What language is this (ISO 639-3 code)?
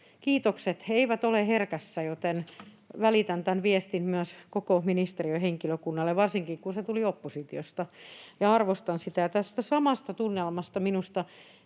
fin